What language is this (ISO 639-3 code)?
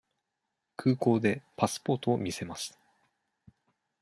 jpn